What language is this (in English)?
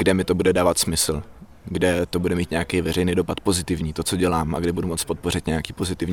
Czech